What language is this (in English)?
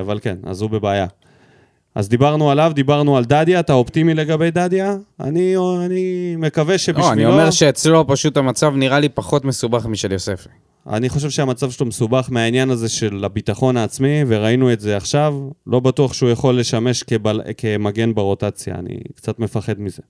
Hebrew